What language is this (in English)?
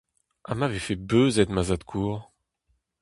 Breton